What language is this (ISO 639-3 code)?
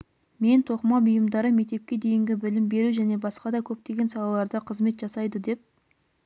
kaz